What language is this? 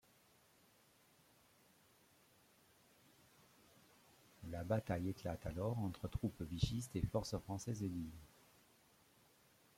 French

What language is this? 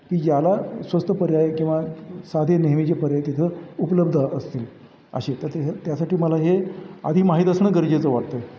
Marathi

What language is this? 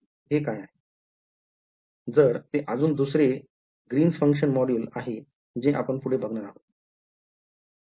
Marathi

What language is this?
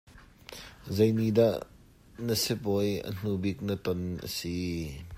Hakha Chin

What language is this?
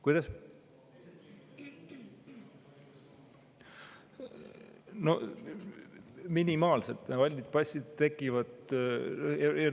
Estonian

